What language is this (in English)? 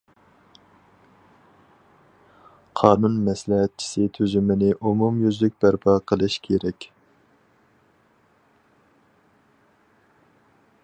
Uyghur